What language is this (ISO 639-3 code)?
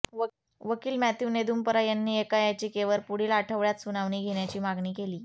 mar